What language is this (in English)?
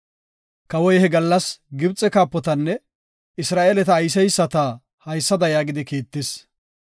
Gofa